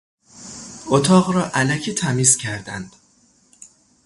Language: Persian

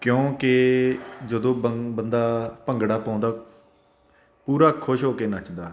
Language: Punjabi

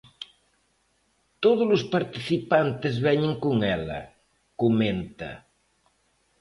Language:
Galician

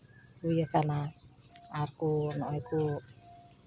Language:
Santali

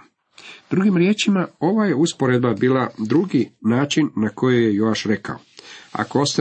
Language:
Croatian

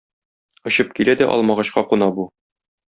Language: Tatar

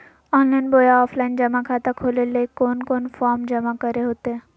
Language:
Magahi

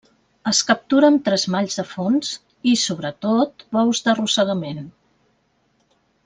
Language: Catalan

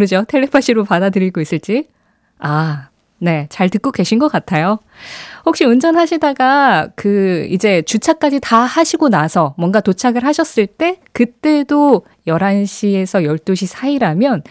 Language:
Korean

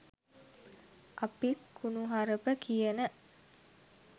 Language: Sinhala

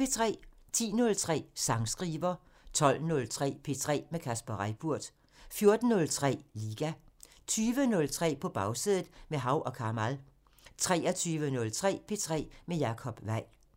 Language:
Danish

